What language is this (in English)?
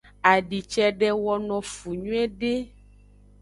Aja (Benin)